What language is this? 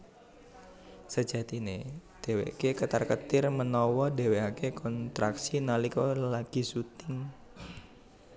Javanese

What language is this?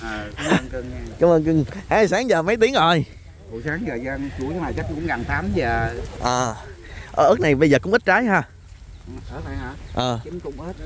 Vietnamese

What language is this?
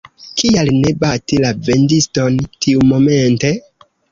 Esperanto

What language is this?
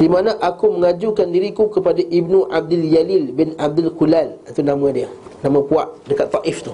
Malay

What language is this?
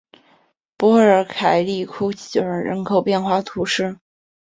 Chinese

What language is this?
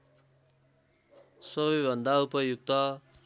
Nepali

